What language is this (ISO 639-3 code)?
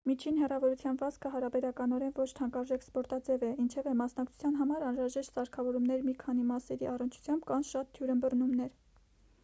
hye